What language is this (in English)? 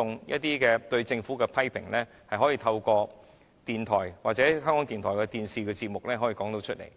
Cantonese